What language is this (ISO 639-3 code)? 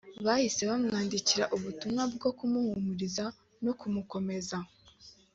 kin